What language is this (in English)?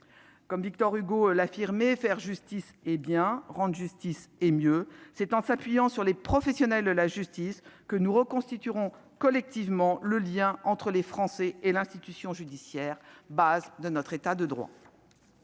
French